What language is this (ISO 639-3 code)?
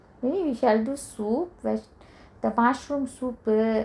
eng